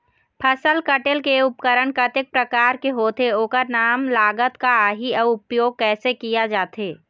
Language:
Chhattisgarhi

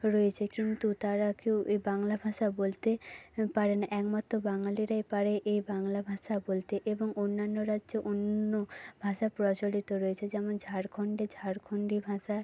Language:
Bangla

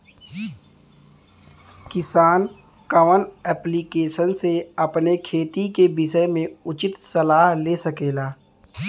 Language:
Bhojpuri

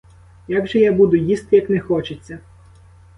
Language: Ukrainian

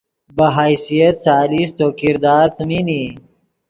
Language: Yidgha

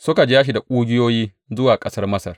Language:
Hausa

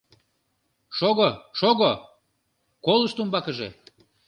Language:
Mari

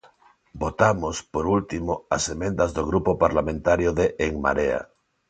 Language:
Galician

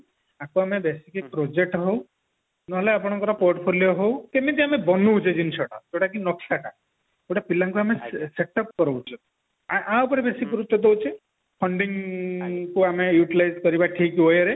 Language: Odia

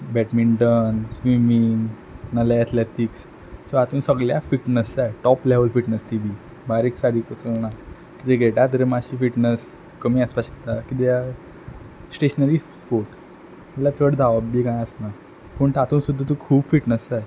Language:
Konkani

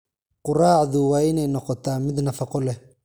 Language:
Somali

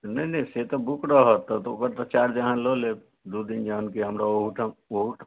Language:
Maithili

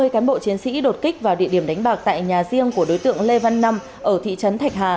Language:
Vietnamese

